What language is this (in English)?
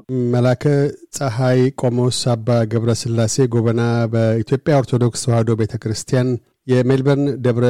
Amharic